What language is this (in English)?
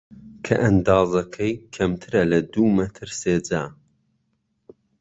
Central Kurdish